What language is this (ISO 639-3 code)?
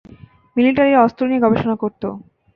ben